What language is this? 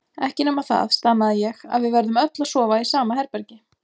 Icelandic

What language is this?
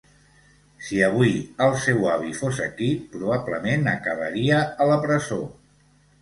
Catalan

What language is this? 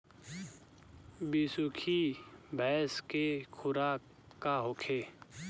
Bhojpuri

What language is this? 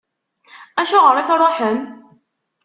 Kabyle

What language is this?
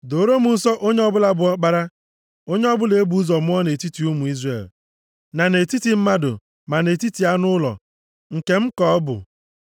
Igbo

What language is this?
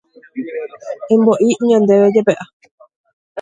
Guarani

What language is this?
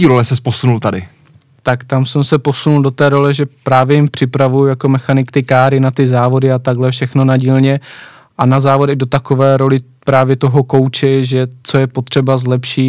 Czech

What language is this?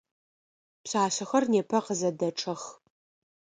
Adyghe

